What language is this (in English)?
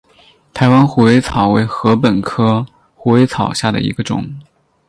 Chinese